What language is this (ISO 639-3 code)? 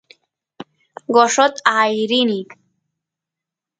qus